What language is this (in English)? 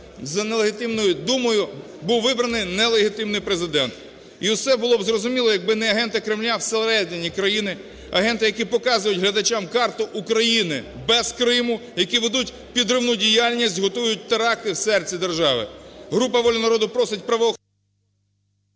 Ukrainian